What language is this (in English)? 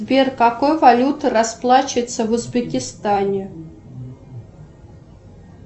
Russian